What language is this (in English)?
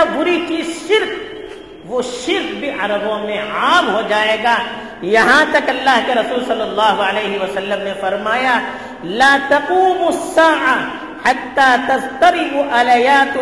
Urdu